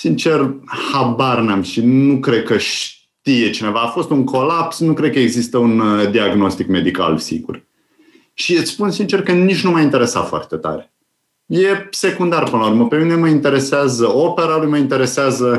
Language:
Romanian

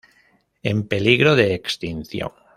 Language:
Spanish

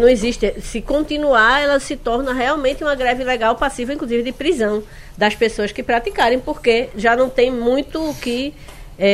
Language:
Portuguese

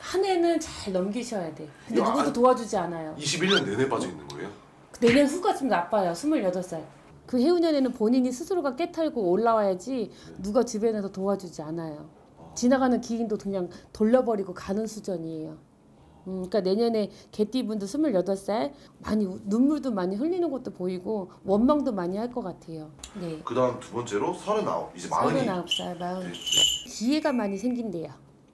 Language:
Korean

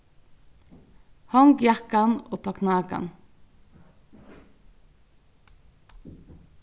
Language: Faroese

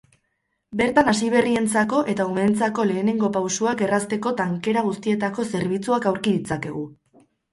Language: Basque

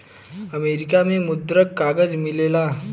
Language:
Bhojpuri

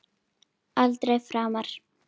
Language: Icelandic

